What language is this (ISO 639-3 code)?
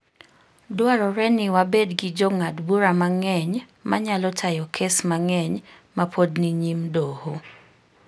luo